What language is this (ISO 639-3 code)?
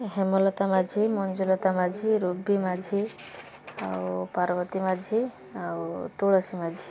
ori